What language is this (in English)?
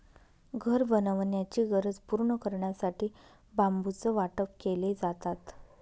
Marathi